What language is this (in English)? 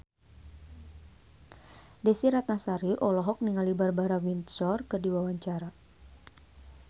Sundanese